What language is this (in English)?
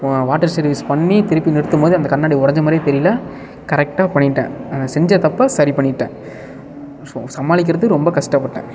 Tamil